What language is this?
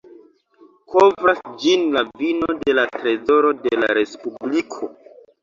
Esperanto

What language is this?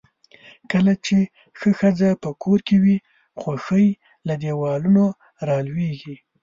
Pashto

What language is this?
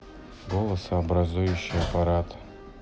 Russian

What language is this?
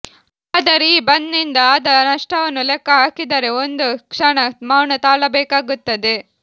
Kannada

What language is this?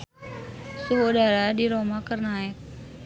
Sundanese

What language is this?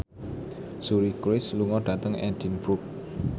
Javanese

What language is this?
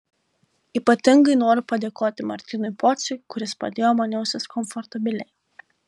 Lithuanian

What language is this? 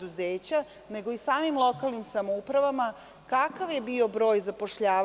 Serbian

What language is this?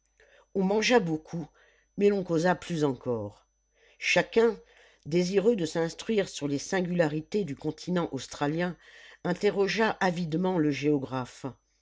French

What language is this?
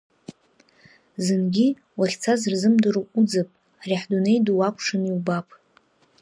Abkhazian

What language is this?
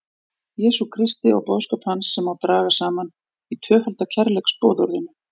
Icelandic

